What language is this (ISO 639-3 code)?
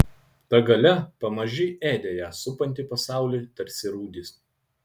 lit